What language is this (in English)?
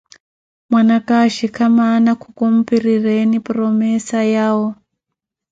Koti